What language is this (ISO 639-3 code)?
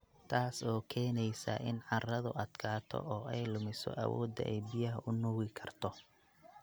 som